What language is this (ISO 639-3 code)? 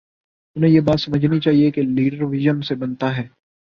urd